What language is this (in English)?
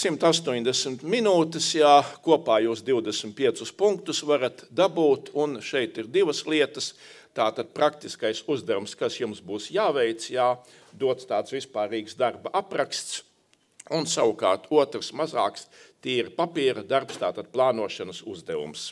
Latvian